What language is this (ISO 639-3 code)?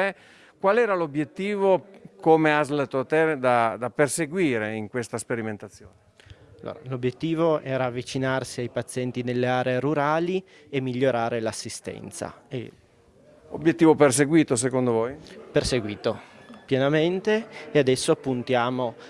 ita